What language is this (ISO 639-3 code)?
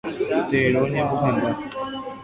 grn